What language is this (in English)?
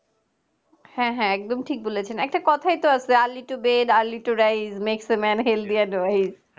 Bangla